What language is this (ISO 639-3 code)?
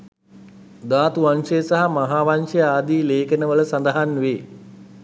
sin